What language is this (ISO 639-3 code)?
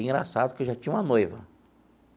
por